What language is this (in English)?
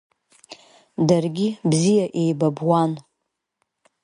Abkhazian